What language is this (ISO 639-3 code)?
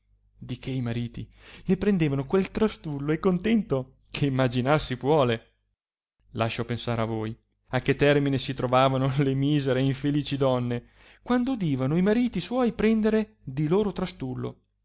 ita